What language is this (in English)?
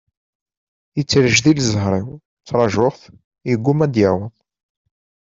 Kabyle